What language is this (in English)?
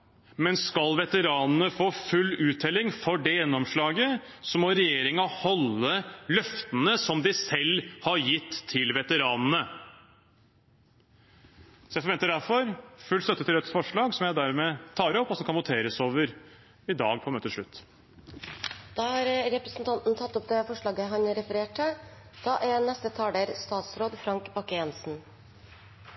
Norwegian Bokmål